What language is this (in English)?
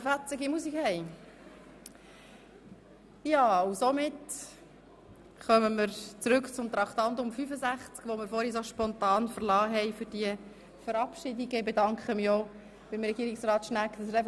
Swiss German